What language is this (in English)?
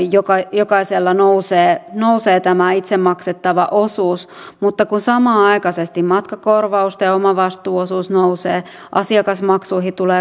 Finnish